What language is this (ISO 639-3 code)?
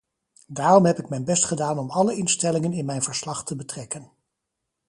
nld